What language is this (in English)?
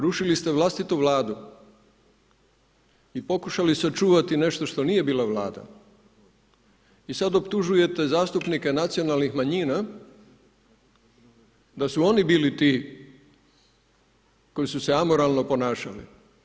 Croatian